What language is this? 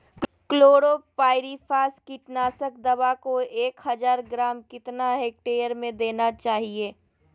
Magahi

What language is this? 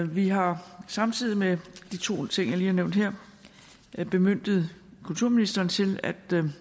Danish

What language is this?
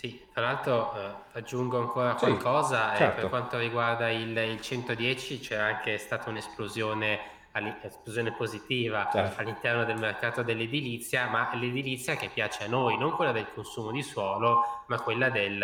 Italian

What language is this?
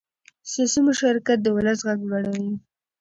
Pashto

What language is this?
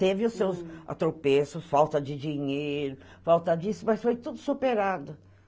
Portuguese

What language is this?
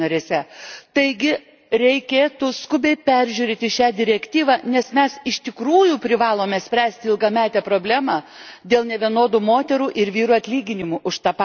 Lithuanian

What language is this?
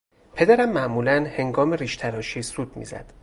Persian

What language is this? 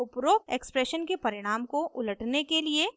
Hindi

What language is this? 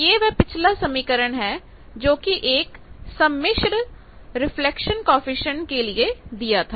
Hindi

